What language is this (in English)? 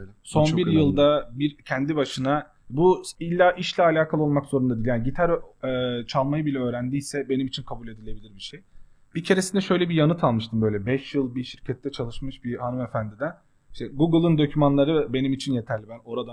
Turkish